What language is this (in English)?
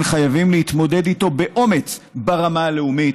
Hebrew